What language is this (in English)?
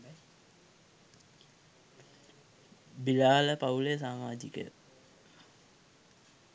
Sinhala